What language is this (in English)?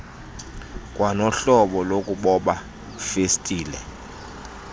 Xhosa